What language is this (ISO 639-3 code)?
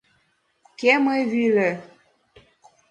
chm